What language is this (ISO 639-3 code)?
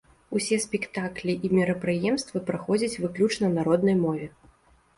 bel